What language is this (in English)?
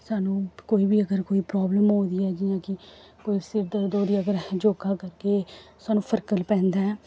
Dogri